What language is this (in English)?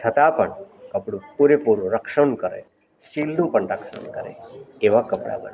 Gujarati